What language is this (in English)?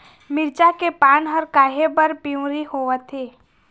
Chhattisgarhi